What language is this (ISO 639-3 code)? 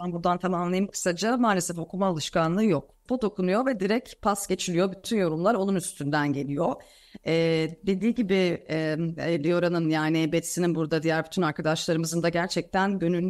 tur